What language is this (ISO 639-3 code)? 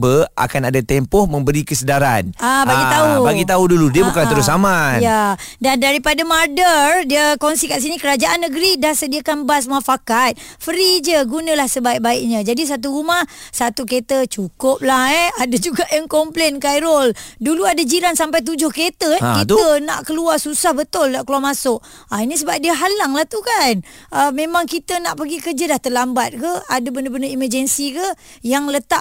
msa